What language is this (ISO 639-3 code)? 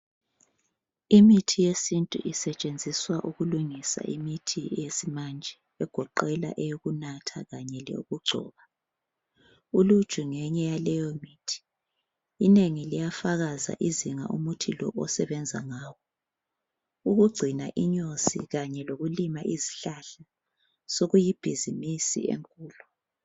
nde